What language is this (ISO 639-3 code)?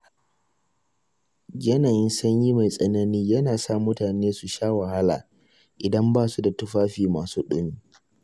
hau